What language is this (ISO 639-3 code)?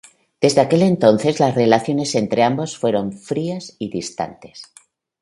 spa